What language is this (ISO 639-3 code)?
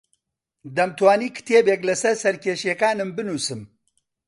ckb